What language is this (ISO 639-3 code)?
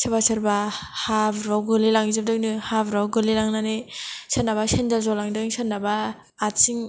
brx